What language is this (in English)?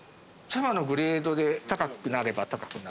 Japanese